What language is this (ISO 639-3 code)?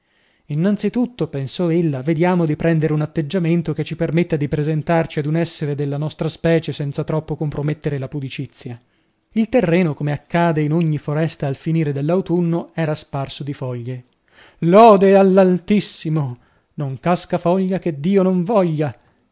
ita